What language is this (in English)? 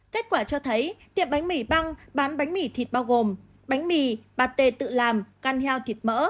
Vietnamese